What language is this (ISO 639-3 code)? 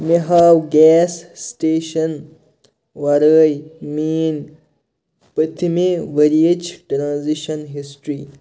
kas